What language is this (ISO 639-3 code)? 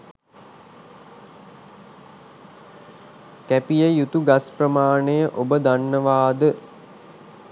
sin